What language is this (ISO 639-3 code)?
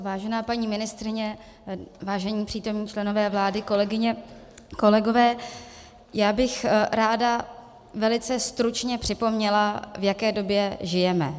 ces